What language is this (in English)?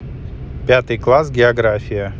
Russian